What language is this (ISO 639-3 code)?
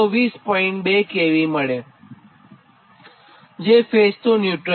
guj